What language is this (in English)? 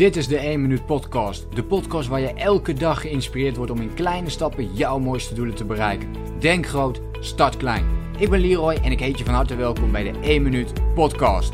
Dutch